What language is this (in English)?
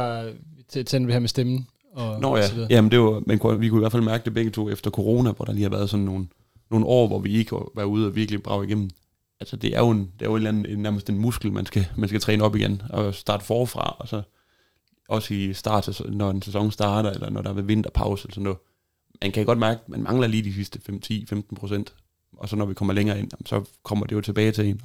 Danish